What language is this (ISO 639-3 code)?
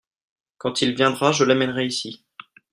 fra